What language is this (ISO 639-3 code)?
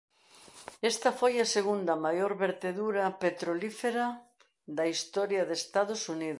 glg